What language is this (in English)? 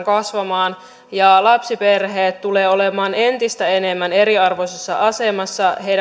Finnish